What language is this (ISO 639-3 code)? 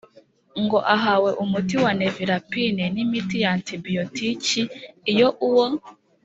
kin